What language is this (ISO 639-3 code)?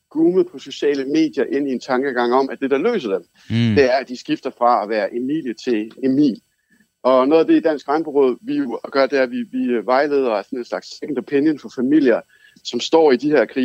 dan